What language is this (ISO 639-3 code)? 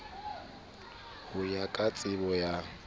sot